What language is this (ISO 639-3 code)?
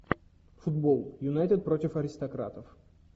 rus